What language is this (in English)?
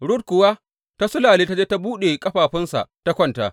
Hausa